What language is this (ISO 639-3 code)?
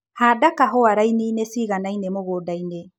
kik